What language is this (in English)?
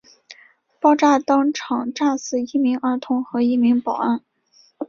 Chinese